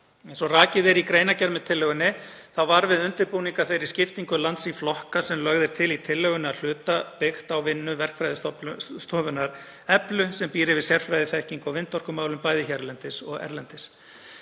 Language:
Icelandic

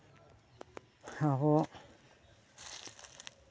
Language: Santali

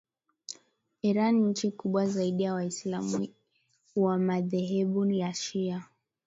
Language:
Swahili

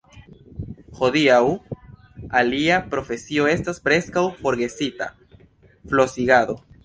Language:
Esperanto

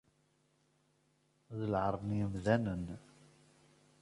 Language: Kabyle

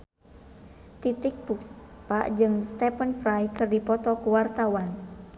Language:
Sundanese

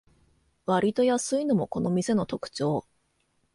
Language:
Japanese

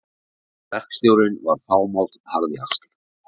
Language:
Icelandic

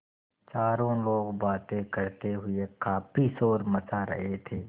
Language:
Hindi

